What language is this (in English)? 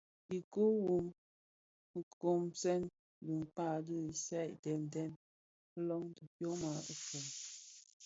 Bafia